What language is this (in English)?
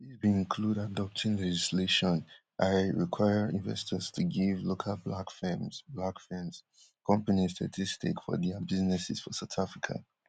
Nigerian Pidgin